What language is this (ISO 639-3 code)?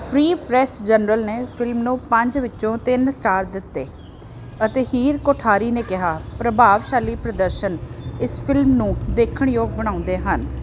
pan